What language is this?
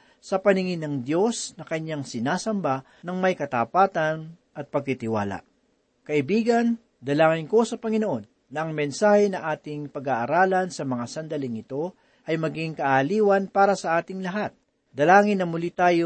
Filipino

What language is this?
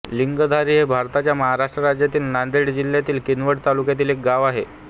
Marathi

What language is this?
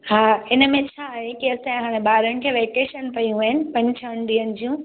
Sindhi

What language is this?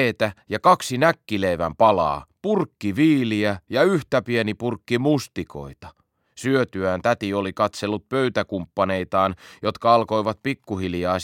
Finnish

